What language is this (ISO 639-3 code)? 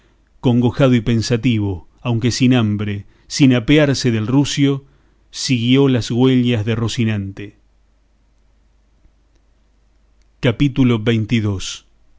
spa